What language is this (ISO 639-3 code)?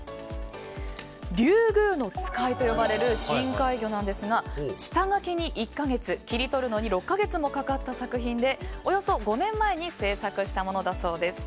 jpn